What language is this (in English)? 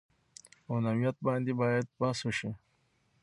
Pashto